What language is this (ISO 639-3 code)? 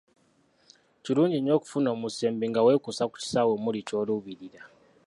lug